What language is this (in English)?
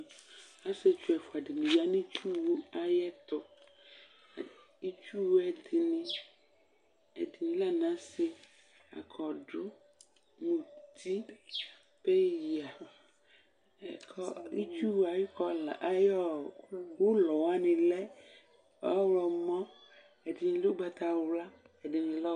Ikposo